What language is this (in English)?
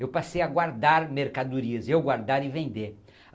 Portuguese